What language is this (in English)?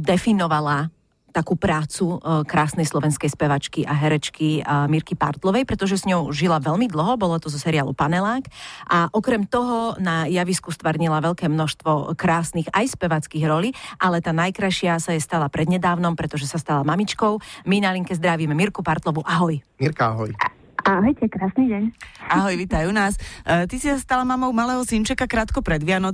Slovak